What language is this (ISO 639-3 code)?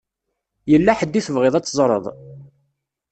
kab